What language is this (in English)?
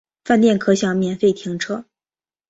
Chinese